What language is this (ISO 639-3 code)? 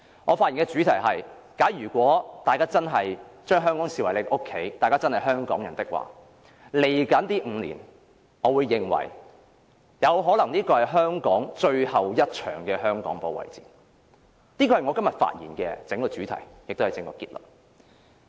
yue